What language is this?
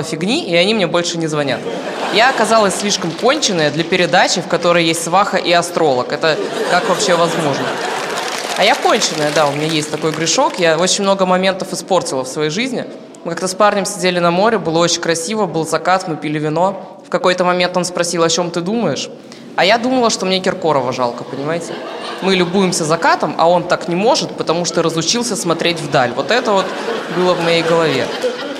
Russian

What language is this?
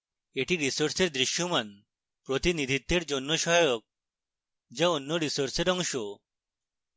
Bangla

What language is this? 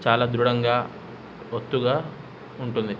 Telugu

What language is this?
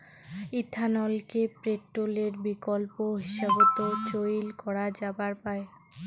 Bangla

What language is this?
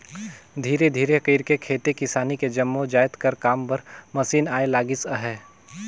Chhattisgarhi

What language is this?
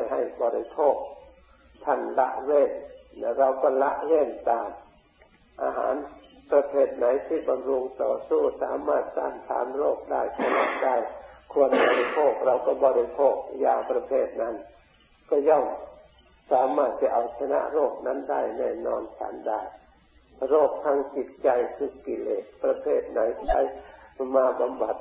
Thai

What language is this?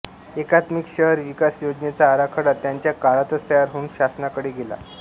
Marathi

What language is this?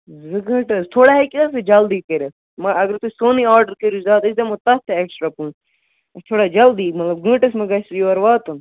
Kashmiri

